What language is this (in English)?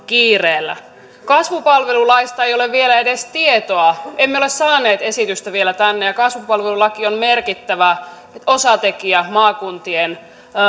Finnish